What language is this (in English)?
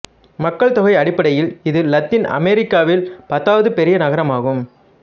Tamil